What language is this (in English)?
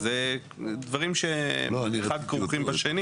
Hebrew